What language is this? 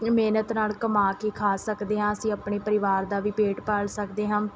Punjabi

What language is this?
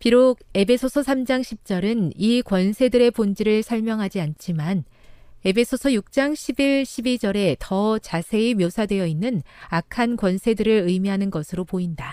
Korean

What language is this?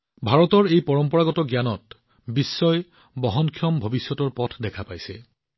Assamese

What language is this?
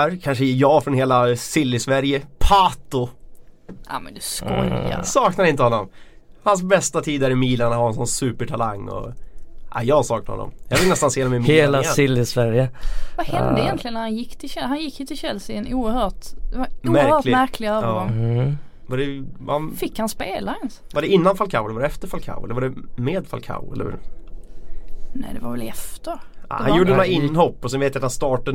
Swedish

